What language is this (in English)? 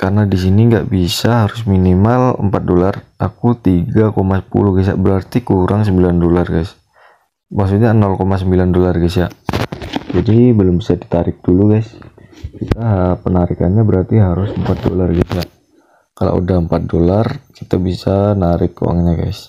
Indonesian